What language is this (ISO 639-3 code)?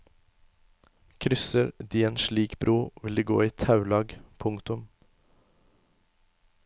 nor